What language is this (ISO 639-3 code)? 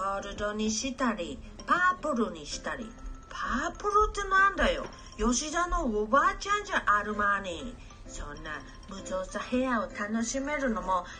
jpn